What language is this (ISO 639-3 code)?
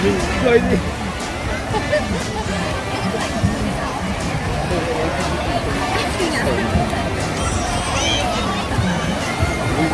vie